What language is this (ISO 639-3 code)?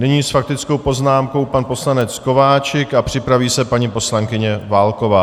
ces